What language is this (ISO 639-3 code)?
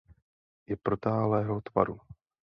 ces